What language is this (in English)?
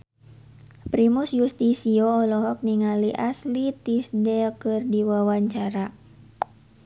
Sundanese